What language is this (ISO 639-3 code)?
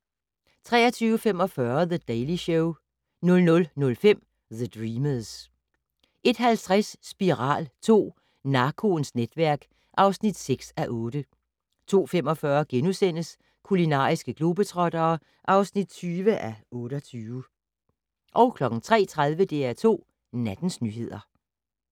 dan